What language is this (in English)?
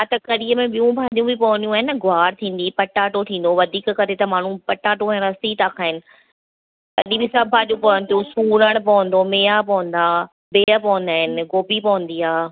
Sindhi